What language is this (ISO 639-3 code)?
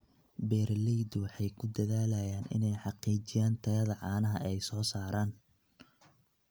som